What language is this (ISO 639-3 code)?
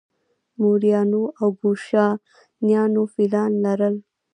pus